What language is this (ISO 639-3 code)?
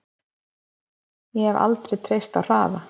isl